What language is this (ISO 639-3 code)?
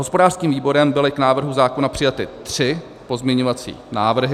ces